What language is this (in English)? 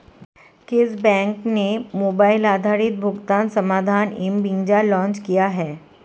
Hindi